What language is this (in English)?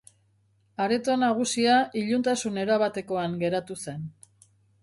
Basque